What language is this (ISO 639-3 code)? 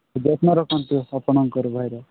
ori